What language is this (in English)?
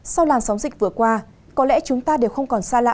Vietnamese